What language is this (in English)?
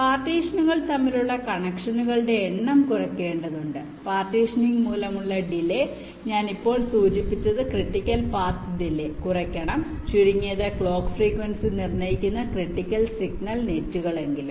Malayalam